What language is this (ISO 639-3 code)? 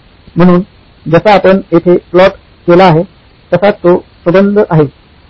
mar